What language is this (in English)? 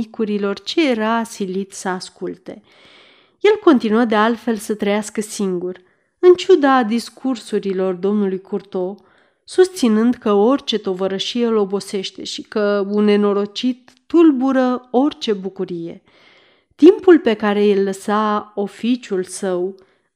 Romanian